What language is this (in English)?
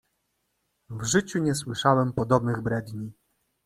Polish